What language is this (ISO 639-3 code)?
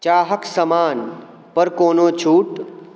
mai